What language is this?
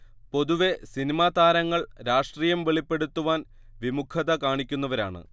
Malayalam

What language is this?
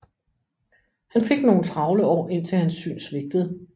Danish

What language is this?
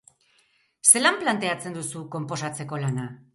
Basque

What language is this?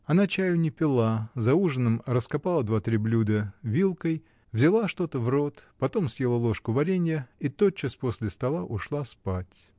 Russian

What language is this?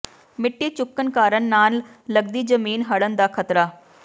Punjabi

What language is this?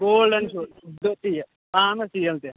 Kashmiri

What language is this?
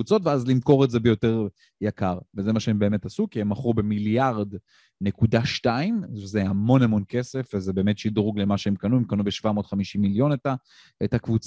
Hebrew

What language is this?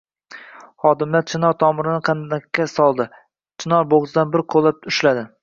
Uzbek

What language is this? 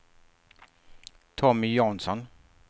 Swedish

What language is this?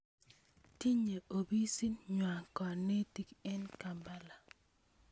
Kalenjin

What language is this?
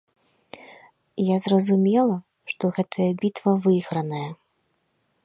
Belarusian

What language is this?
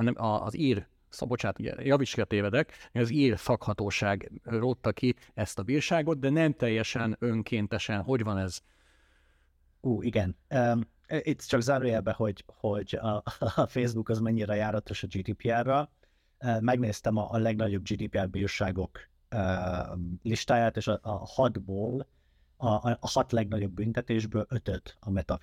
Hungarian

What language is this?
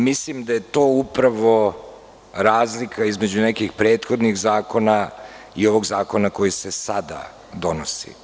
Serbian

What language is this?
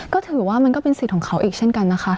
Thai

